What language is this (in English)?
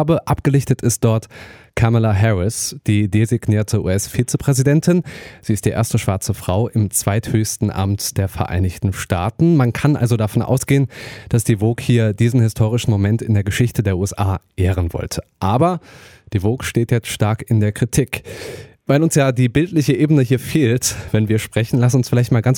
German